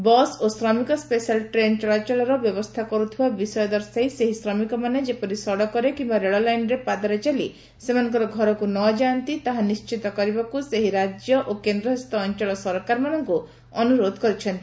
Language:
Odia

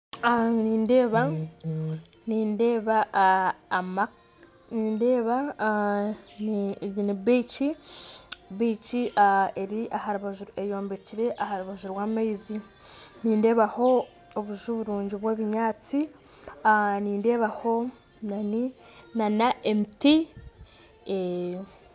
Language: Nyankole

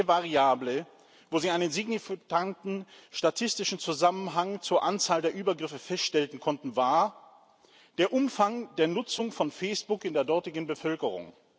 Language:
German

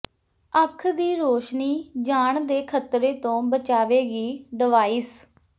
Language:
Punjabi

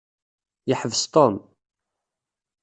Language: Kabyle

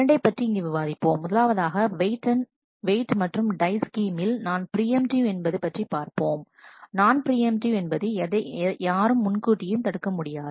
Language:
Tamil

